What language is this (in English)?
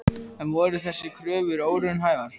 Icelandic